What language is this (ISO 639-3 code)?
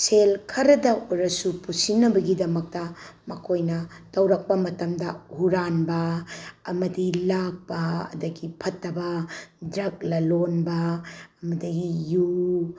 mni